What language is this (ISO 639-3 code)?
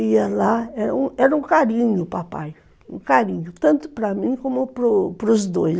por